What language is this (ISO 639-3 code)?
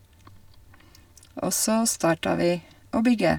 nor